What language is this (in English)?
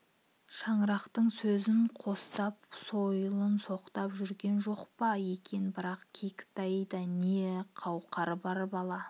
Kazakh